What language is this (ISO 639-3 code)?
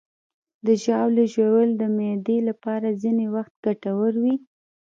pus